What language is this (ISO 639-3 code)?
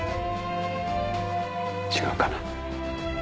jpn